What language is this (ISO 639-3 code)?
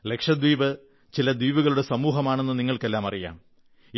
mal